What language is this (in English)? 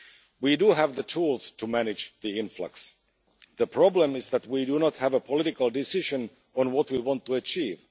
English